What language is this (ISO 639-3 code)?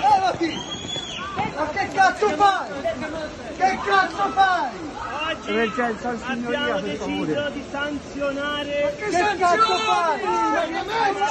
ita